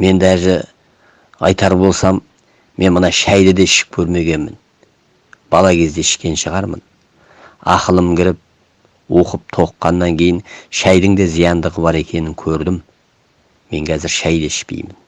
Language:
Turkish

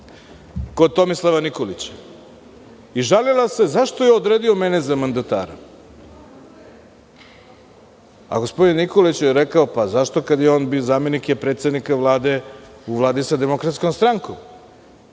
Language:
Serbian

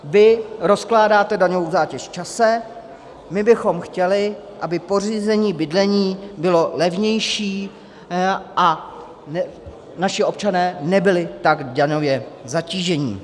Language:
Czech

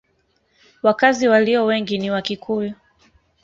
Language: Swahili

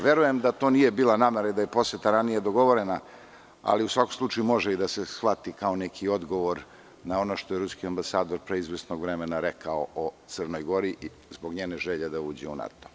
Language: Serbian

